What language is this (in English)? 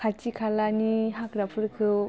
Bodo